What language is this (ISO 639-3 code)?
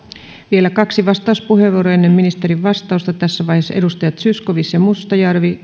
fin